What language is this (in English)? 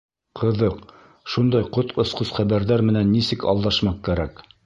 Bashkir